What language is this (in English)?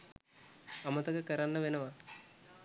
Sinhala